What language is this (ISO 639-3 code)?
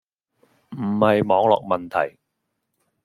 yue